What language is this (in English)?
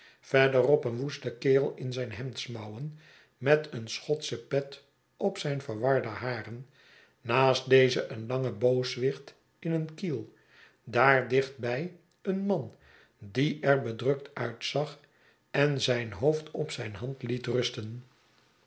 Dutch